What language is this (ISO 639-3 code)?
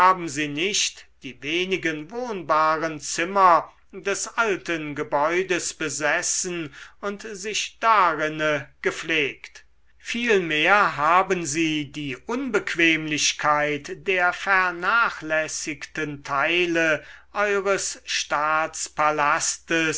deu